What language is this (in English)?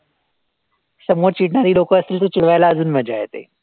Marathi